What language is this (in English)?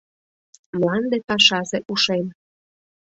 Mari